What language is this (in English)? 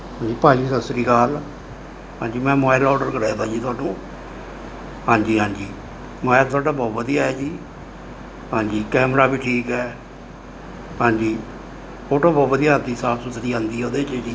Punjabi